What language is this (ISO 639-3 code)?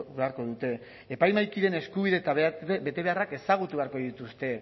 eus